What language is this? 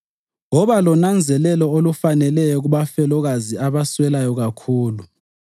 North Ndebele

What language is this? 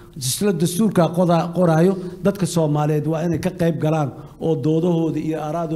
Arabic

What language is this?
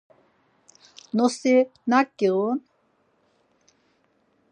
Laz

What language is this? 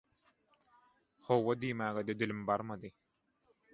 Turkmen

